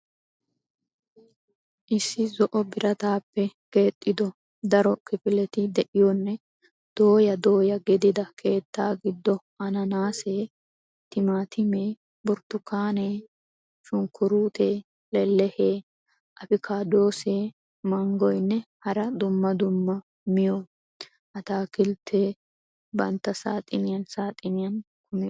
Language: Wolaytta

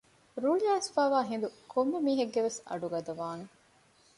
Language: Divehi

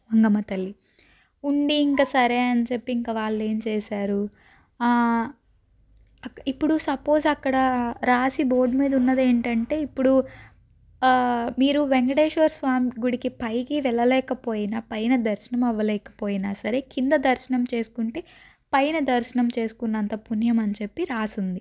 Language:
Telugu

